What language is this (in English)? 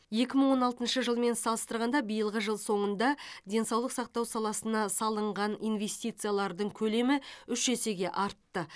Kazakh